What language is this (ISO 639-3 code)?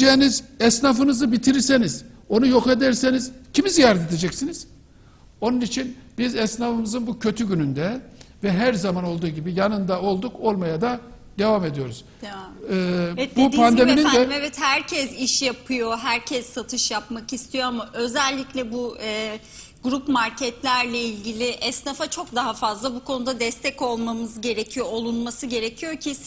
tur